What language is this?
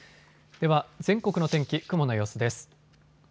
Japanese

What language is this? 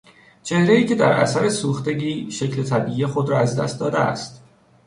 Persian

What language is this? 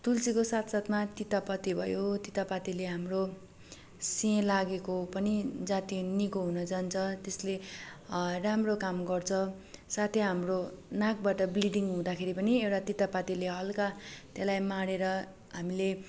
Nepali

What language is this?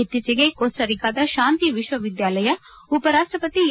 Kannada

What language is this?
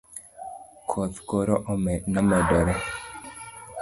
Luo (Kenya and Tanzania)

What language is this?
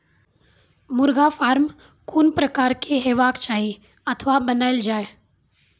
Maithili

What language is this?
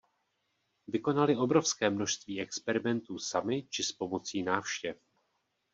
Czech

